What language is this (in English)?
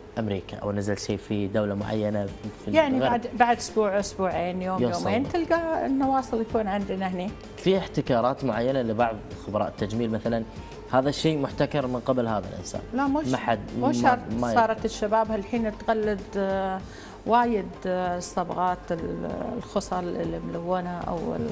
Arabic